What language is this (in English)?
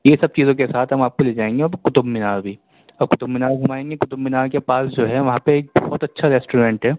Urdu